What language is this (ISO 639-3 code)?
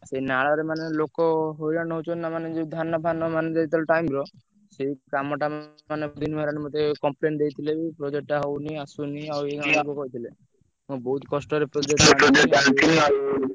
ori